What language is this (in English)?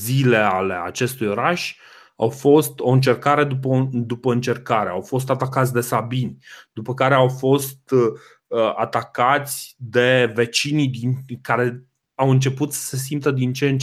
Romanian